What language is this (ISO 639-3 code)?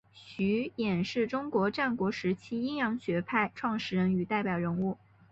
zho